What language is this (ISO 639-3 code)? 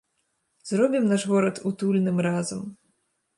bel